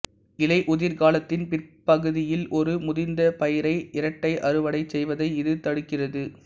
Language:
Tamil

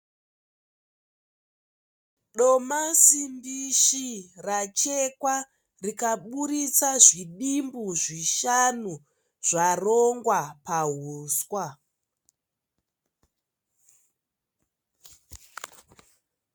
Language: Shona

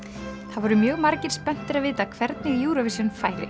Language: Icelandic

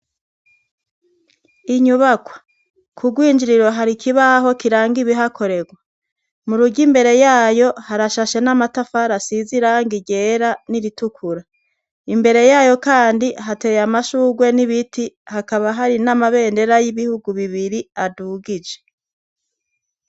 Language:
Rundi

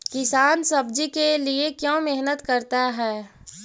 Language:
Magahi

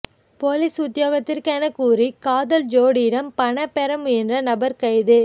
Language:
Tamil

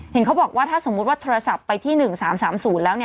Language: Thai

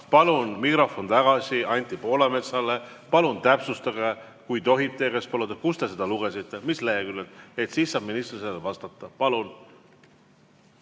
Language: Estonian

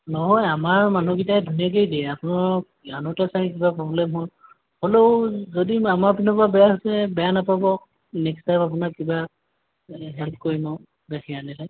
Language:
Assamese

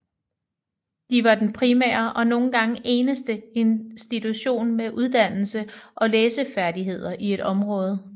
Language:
Danish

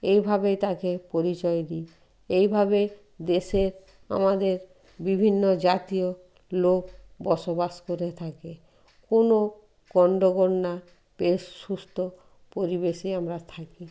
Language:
Bangla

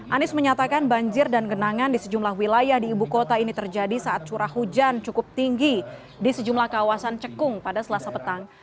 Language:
Indonesian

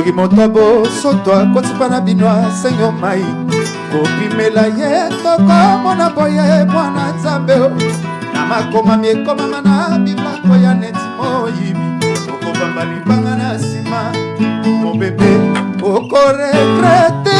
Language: French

